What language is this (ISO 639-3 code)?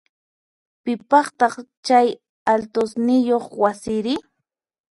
qxp